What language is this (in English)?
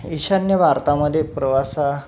Marathi